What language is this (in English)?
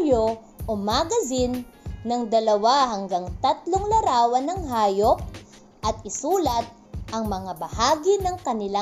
Filipino